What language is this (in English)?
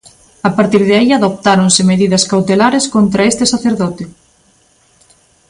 Galician